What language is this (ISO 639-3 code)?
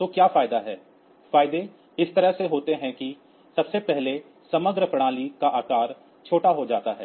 hin